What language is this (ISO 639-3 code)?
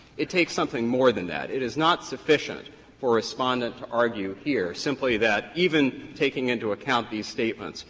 eng